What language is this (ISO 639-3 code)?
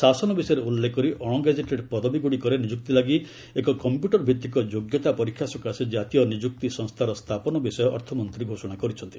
ori